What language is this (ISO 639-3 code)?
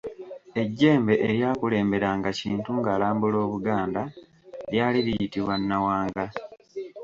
lug